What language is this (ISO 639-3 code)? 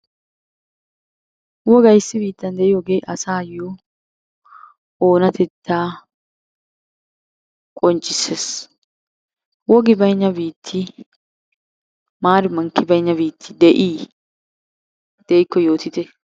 wal